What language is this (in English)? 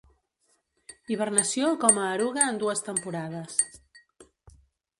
Catalan